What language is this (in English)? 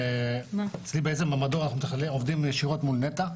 Hebrew